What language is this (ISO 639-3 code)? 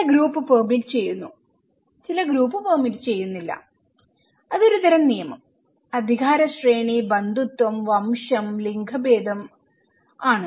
mal